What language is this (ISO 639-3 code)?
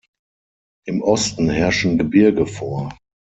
deu